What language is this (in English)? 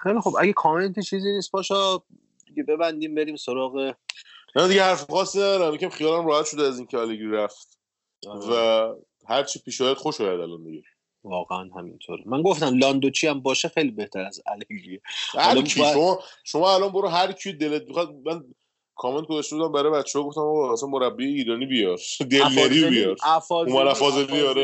Persian